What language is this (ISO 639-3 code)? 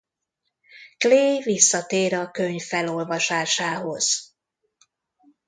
hun